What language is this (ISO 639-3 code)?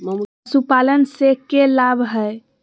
mag